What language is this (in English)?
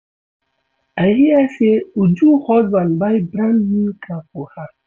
Nigerian Pidgin